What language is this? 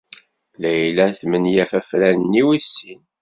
Kabyle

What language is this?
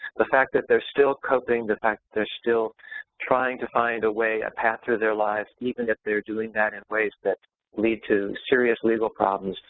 English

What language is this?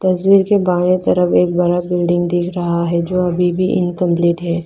Hindi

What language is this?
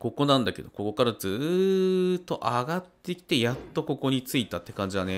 Japanese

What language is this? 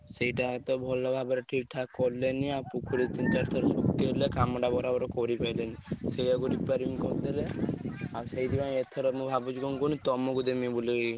Odia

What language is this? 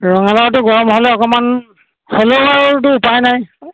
Assamese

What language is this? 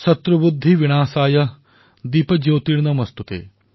Assamese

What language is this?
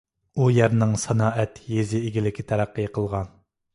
Uyghur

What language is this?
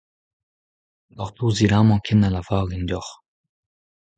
Breton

